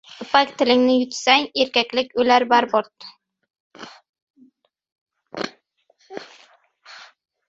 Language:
Uzbek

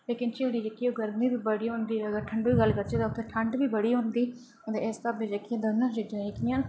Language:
Dogri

